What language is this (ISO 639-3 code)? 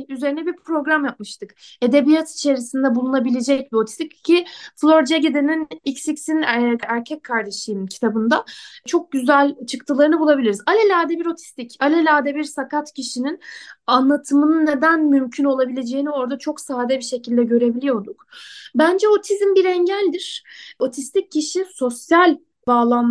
tur